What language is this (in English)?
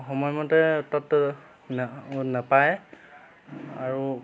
Assamese